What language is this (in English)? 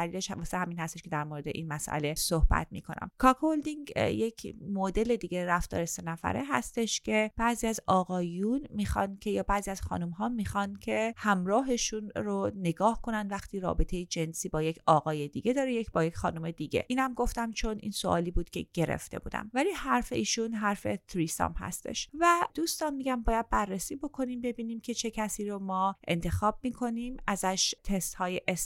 Persian